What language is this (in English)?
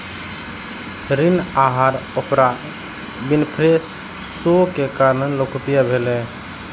Maithili